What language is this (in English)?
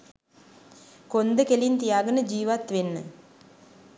Sinhala